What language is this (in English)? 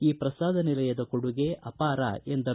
Kannada